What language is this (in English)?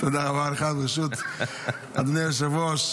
Hebrew